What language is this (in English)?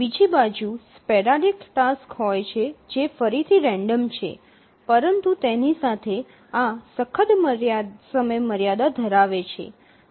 Gujarati